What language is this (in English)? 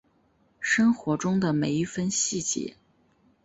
Chinese